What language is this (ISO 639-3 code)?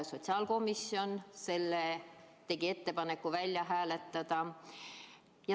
est